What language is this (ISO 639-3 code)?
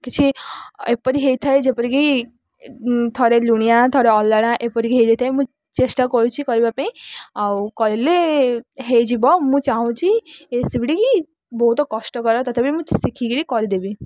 ori